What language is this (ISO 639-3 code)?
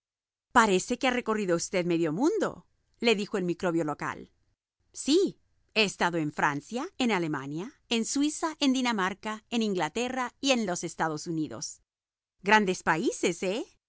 spa